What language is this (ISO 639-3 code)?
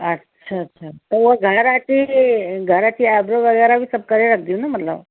snd